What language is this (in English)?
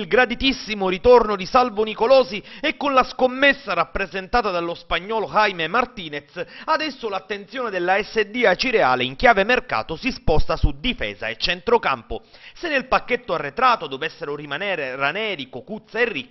Italian